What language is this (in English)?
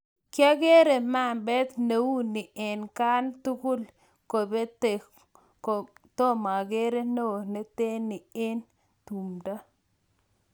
Kalenjin